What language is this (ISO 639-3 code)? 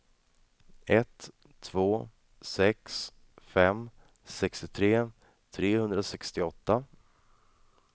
swe